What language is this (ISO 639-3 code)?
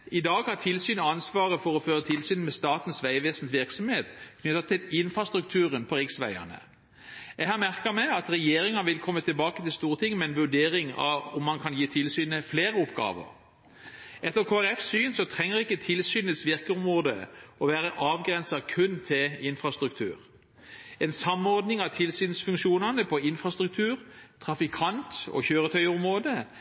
nob